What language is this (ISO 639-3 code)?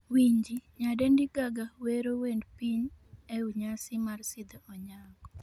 luo